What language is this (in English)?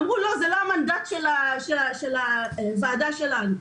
Hebrew